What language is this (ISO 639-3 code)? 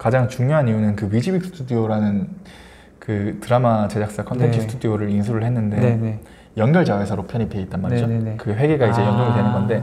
kor